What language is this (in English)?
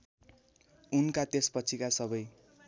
Nepali